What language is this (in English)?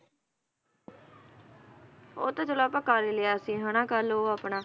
Punjabi